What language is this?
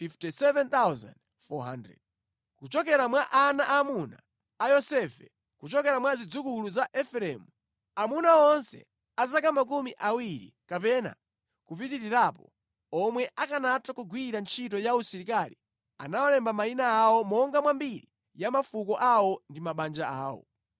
Nyanja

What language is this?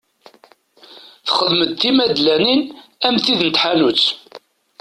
Kabyle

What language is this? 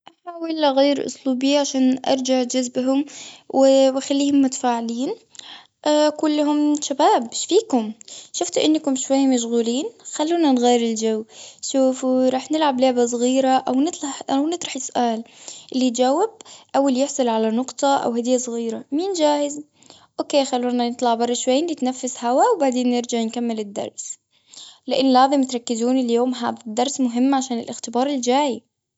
Gulf Arabic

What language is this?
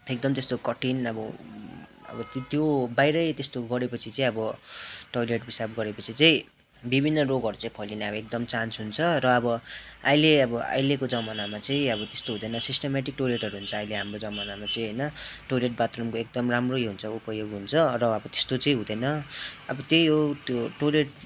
Nepali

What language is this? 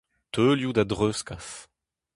Breton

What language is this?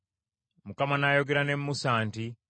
Ganda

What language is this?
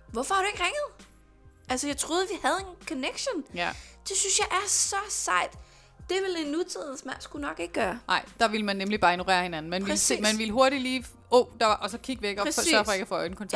Danish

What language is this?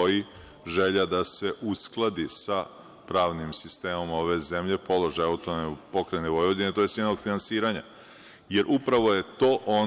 Serbian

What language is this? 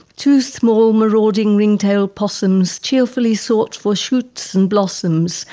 English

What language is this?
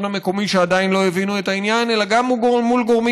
Hebrew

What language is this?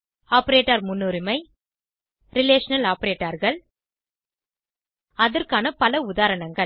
Tamil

